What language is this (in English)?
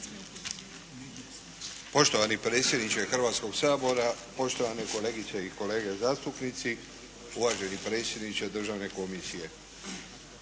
Croatian